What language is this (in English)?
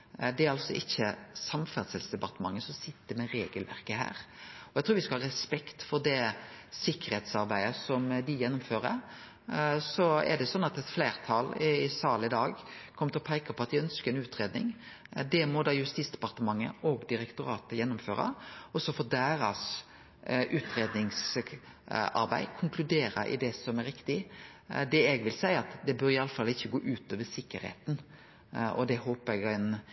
Norwegian Nynorsk